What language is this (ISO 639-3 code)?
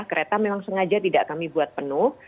ind